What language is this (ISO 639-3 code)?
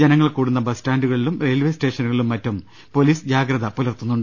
mal